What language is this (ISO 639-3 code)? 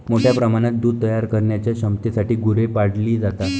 mar